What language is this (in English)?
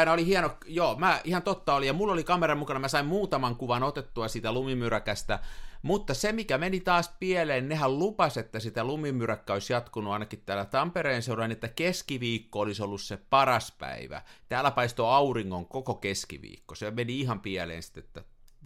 Finnish